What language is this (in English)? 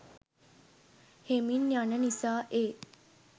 Sinhala